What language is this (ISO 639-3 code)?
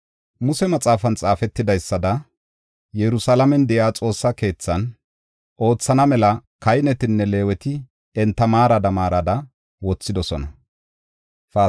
gof